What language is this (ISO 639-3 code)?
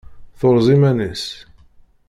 kab